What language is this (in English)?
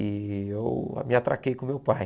Portuguese